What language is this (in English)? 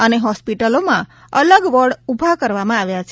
Gujarati